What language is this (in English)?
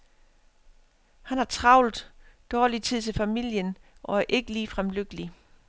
Danish